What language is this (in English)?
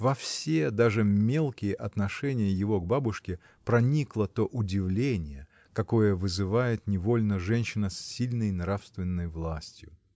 Russian